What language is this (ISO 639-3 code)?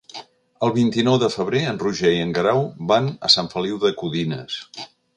cat